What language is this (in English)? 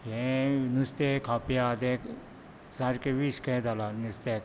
Konkani